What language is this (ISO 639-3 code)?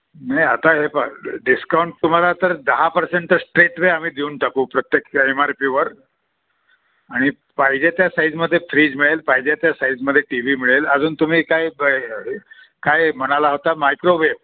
mar